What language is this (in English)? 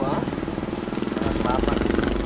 Indonesian